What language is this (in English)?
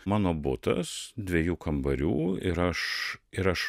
Lithuanian